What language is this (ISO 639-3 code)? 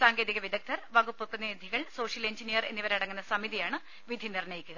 mal